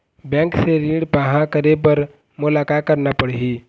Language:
Chhattisgarhi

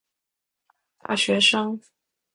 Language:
Chinese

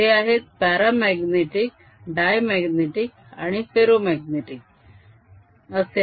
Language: Marathi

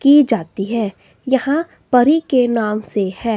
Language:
Hindi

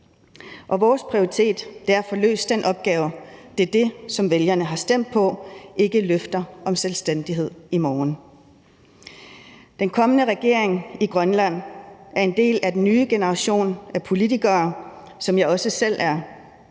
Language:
Danish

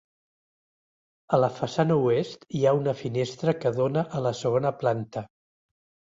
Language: Catalan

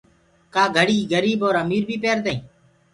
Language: Gurgula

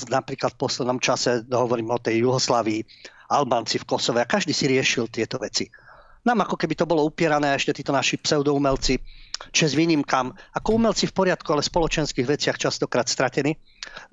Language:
Slovak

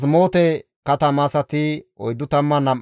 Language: Gamo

